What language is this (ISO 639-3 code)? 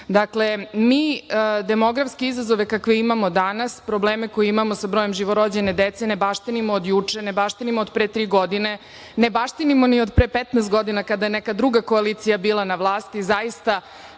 srp